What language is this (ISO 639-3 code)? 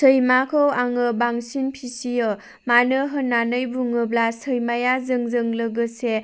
brx